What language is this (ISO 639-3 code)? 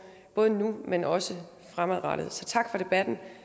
dan